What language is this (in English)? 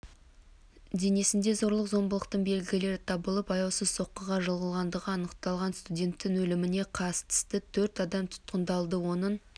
Kazakh